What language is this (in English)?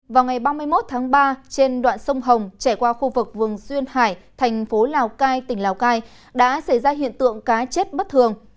Vietnamese